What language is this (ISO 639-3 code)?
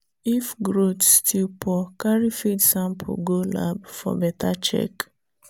pcm